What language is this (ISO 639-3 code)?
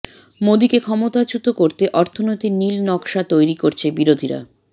ben